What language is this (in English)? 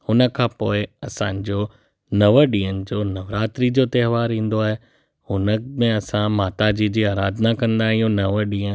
Sindhi